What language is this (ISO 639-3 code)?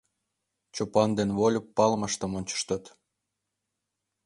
chm